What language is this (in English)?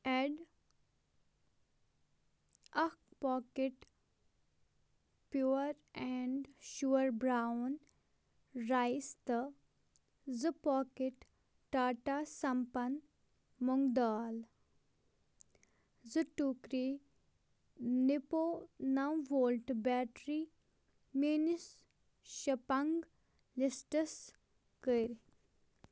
Kashmiri